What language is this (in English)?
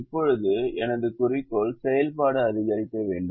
Tamil